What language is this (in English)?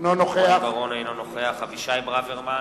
Hebrew